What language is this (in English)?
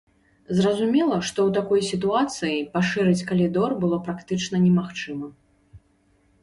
Belarusian